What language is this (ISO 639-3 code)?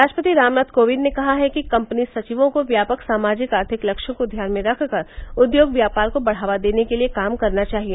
hin